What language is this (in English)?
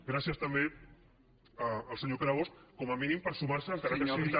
Catalan